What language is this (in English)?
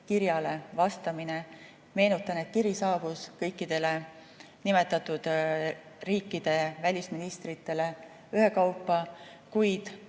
Estonian